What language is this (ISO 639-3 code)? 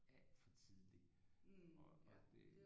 dan